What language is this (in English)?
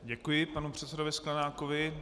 Czech